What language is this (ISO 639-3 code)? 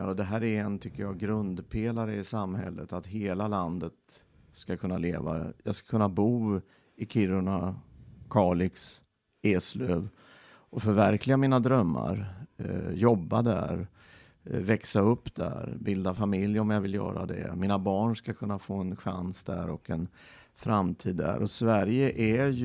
swe